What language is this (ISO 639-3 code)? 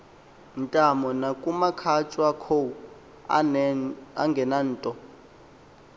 xho